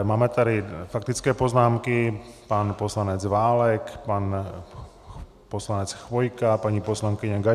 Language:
Czech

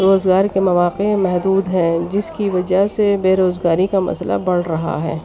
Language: Urdu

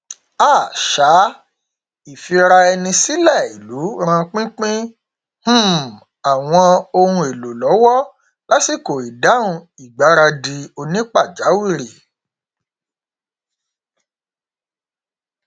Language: Yoruba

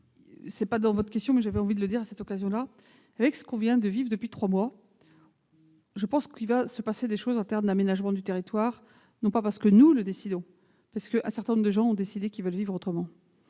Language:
French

